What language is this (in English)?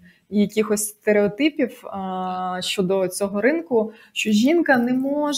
Ukrainian